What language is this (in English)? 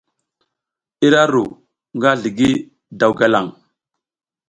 South Giziga